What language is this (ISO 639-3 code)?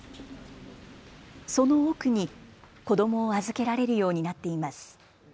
jpn